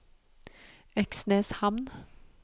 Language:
Norwegian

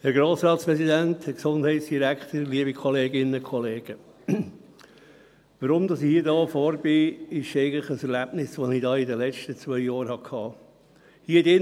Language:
Swiss German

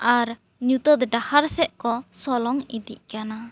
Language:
Santali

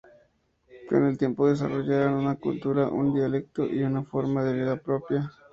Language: Spanish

